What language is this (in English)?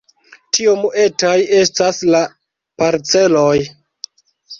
Esperanto